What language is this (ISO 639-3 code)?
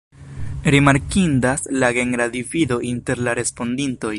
epo